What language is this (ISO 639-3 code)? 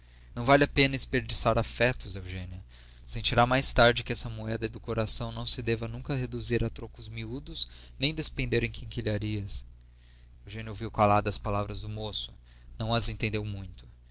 por